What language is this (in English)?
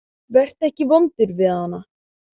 Icelandic